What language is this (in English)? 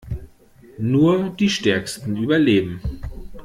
German